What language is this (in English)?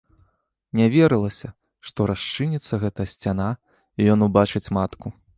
Belarusian